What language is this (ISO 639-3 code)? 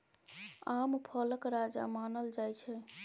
mai